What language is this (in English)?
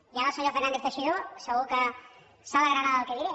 Catalan